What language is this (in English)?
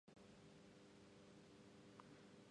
Japanese